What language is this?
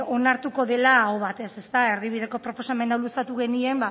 Basque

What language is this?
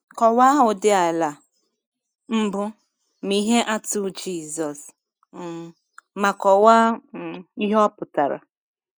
Igbo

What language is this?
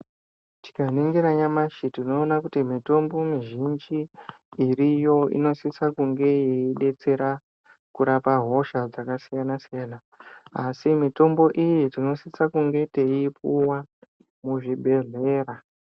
Ndau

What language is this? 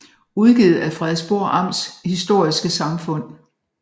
Danish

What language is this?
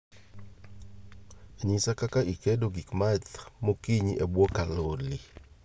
Luo (Kenya and Tanzania)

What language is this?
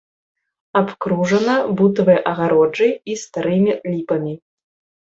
Belarusian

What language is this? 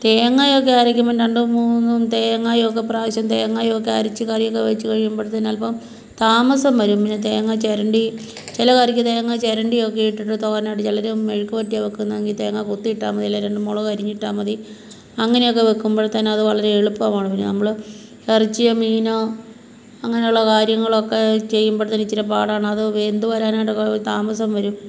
Malayalam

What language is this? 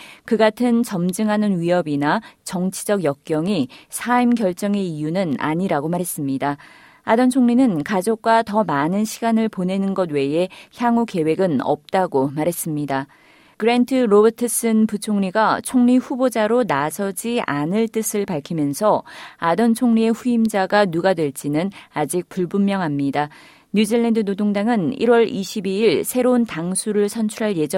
Korean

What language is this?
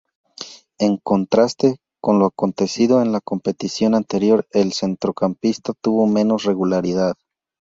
Spanish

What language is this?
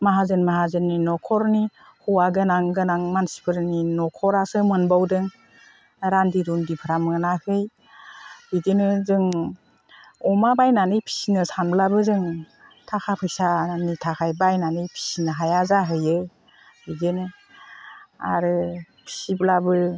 Bodo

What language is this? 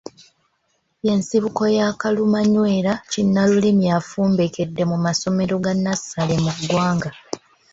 Ganda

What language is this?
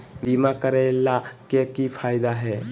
Magahi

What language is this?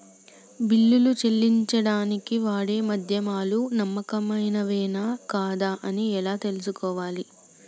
Telugu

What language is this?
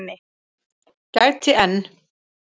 Icelandic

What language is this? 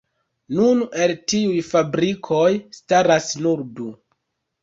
Esperanto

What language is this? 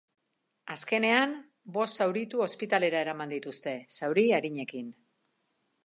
Basque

